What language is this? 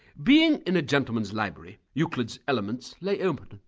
English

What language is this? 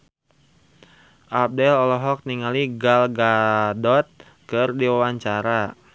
Sundanese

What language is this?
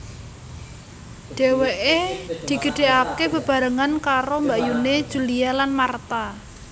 Javanese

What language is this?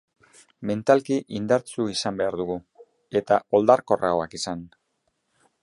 Basque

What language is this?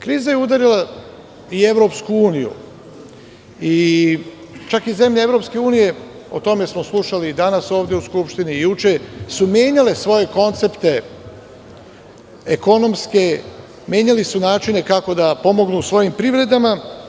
Serbian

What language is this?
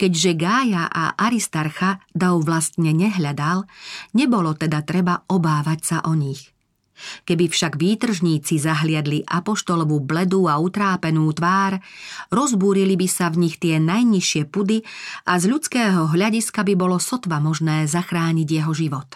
Slovak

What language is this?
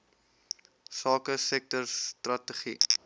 Afrikaans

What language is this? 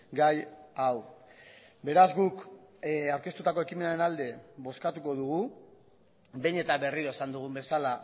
Basque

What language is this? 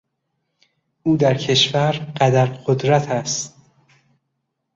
Persian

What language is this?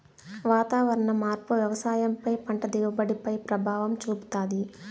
Telugu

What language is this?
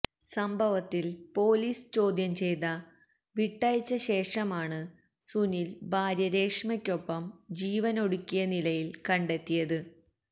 Malayalam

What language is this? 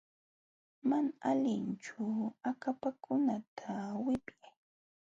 Jauja Wanca Quechua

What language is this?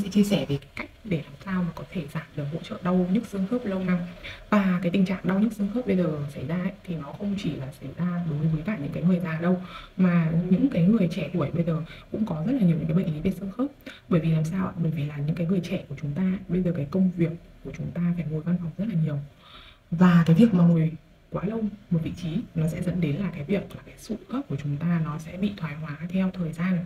Vietnamese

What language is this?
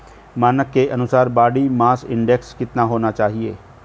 Hindi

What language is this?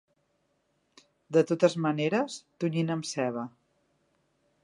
Catalan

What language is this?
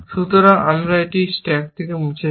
Bangla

